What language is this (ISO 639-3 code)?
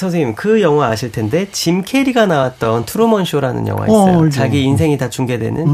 kor